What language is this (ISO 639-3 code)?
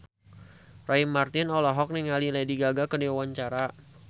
sun